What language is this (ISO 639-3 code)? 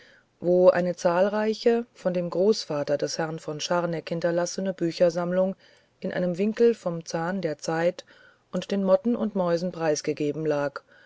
deu